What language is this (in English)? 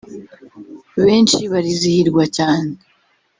Kinyarwanda